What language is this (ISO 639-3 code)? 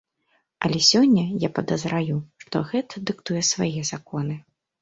bel